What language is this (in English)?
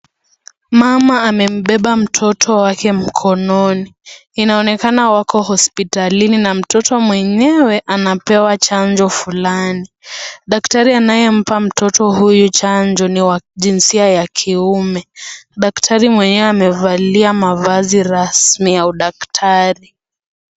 Swahili